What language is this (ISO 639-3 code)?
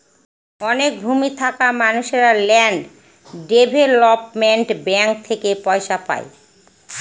ben